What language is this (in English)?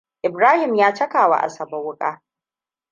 Hausa